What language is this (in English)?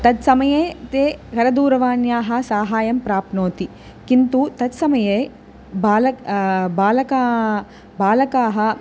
Sanskrit